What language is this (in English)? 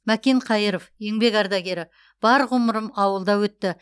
Kazakh